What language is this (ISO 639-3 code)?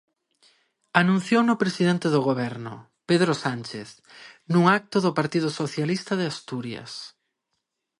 glg